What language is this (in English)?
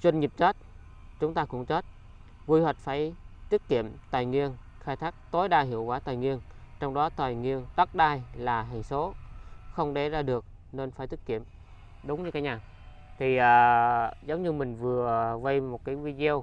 Vietnamese